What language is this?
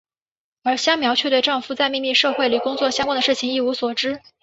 Chinese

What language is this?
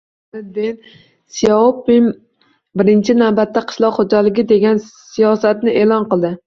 Uzbek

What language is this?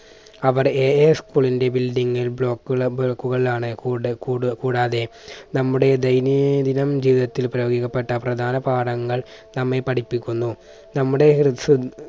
Malayalam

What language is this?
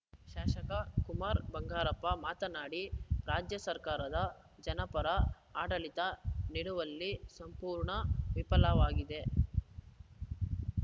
Kannada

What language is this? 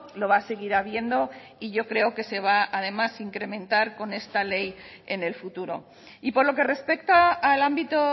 Spanish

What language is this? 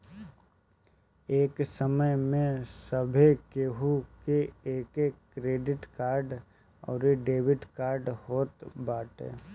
Bhojpuri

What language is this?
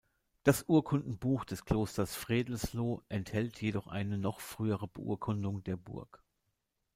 German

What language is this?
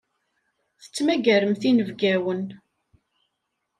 Kabyle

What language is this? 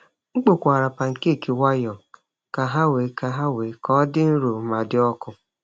Igbo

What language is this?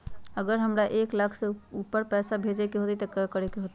Magahi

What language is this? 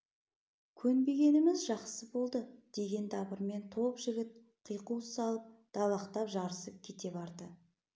Kazakh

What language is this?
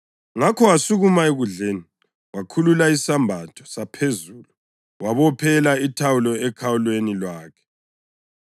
North Ndebele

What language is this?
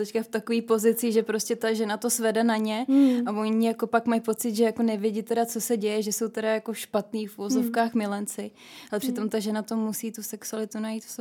Czech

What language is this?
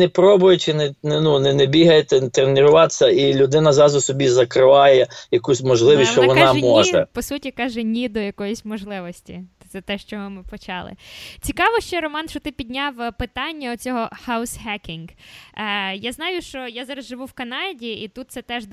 Ukrainian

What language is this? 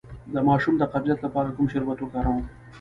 Pashto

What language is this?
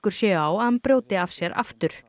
Icelandic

